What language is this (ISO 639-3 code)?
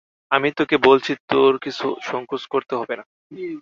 ben